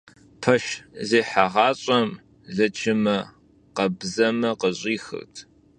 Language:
Kabardian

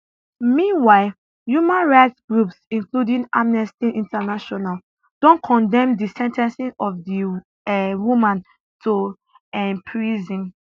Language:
Nigerian Pidgin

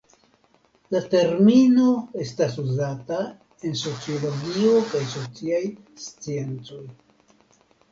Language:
Esperanto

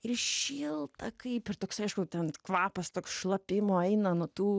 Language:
Lithuanian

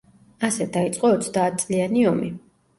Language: Georgian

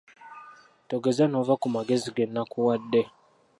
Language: Ganda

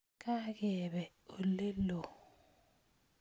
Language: Kalenjin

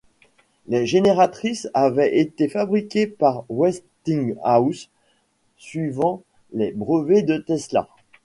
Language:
French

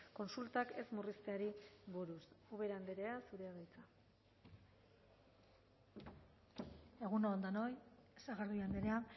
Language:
Basque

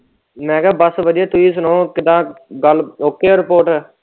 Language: Punjabi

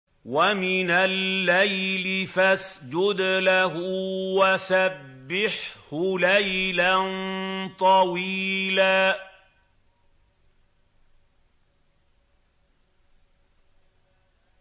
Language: Arabic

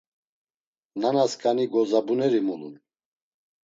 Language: Laz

